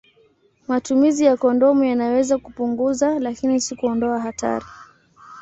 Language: Swahili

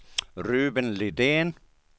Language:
Swedish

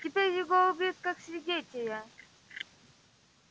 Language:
Russian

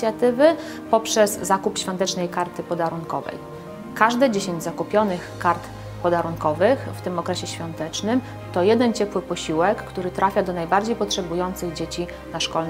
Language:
Polish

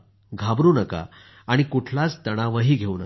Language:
Marathi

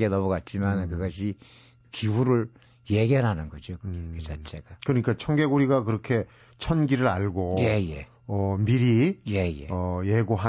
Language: Korean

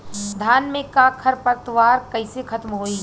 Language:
Bhojpuri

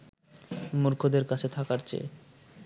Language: Bangla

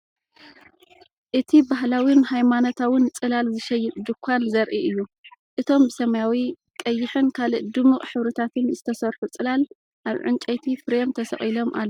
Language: Tigrinya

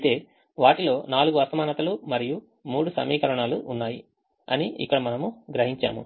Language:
Telugu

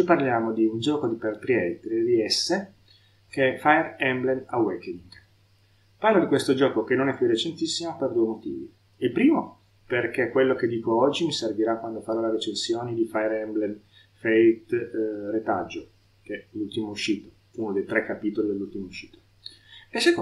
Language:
Italian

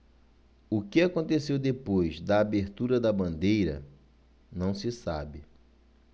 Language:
Portuguese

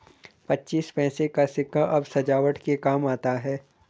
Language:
Hindi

